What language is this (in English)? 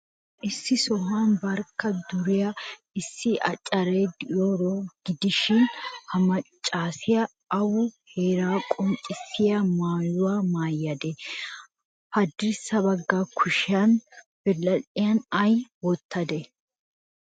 Wolaytta